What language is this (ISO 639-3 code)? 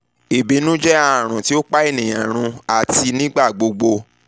yor